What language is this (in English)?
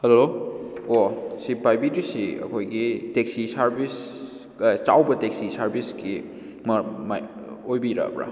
Manipuri